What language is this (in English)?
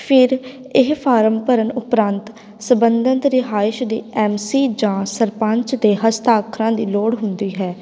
Punjabi